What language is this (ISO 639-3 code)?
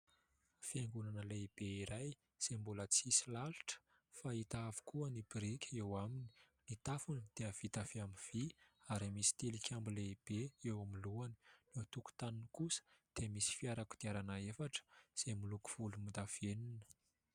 mlg